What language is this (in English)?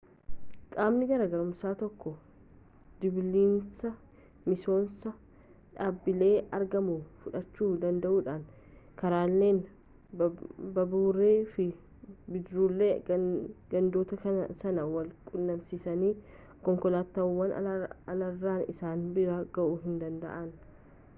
Oromo